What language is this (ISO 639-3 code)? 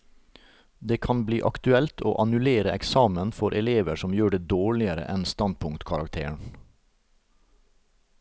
nor